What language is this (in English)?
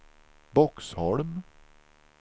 Swedish